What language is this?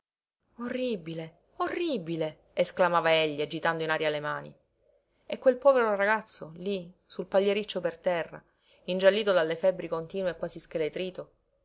Italian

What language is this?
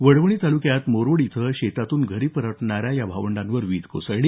Marathi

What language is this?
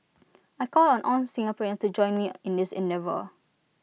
English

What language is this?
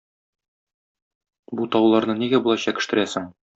Tatar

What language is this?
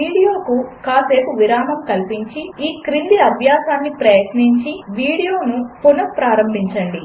Telugu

